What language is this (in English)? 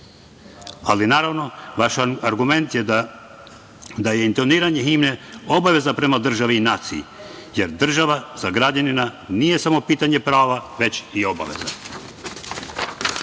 Serbian